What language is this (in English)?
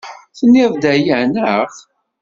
Kabyle